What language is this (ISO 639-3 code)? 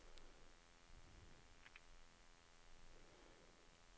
nor